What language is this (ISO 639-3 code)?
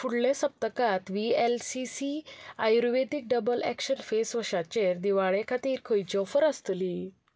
kok